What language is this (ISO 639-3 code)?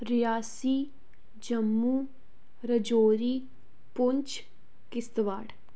doi